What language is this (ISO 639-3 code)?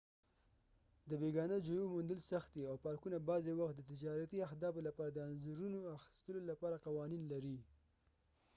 pus